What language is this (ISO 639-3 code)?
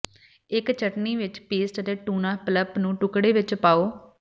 pan